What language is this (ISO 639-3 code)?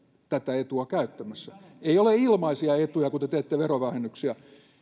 fin